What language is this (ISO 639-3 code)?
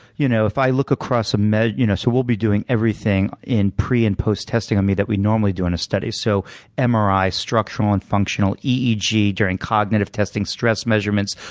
eng